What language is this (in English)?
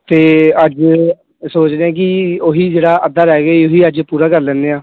Punjabi